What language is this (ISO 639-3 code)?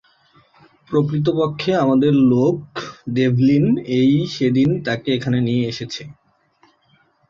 ben